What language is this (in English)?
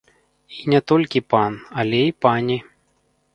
Belarusian